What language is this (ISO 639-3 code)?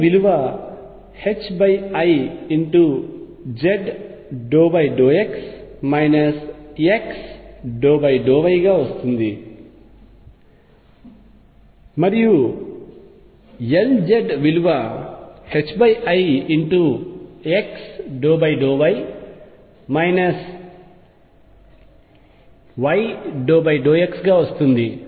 tel